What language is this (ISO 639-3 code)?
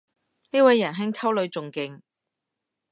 yue